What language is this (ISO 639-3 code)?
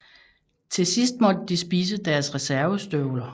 dan